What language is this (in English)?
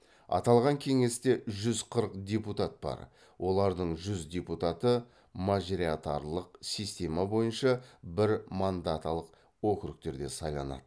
Kazakh